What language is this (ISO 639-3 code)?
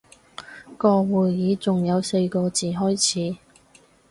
yue